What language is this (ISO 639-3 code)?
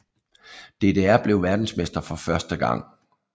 dan